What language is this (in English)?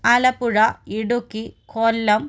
Malayalam